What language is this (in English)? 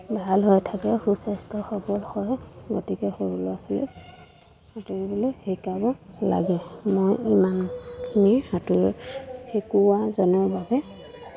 Assamese